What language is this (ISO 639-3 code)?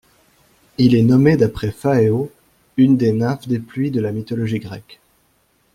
fra